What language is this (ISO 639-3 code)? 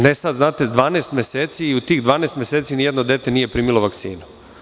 srp